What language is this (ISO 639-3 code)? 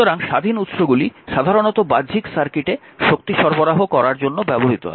ben